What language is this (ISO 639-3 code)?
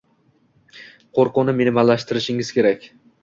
uzb